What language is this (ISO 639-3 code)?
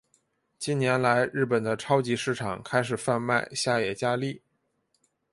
zho